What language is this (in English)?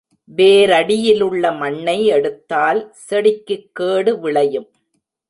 Tamil